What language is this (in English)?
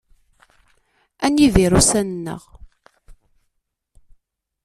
Kabyle